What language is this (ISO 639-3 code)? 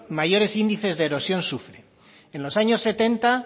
spa